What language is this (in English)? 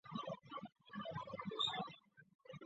Chinese